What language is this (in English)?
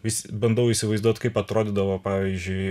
Lithuanian